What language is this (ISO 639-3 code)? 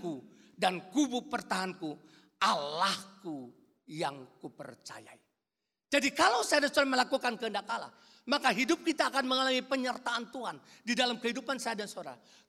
ind